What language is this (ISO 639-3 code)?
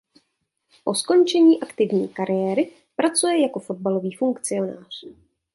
ces